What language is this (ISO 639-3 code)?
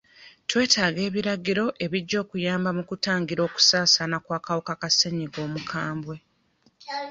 lug